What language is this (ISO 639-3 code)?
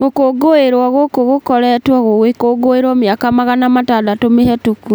kik